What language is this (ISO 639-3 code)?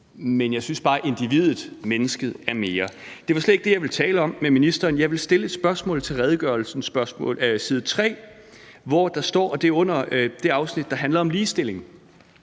dan